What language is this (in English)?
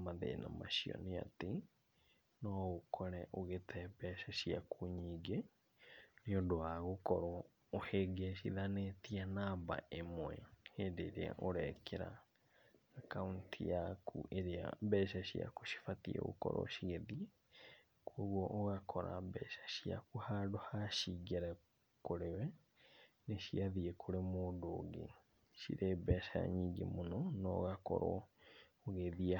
Kikuyu